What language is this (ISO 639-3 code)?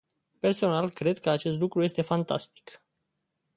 ron